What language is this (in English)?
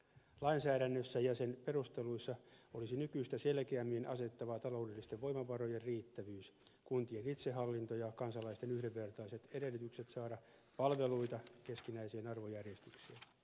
Finnish